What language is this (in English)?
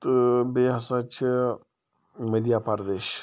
Kashmiri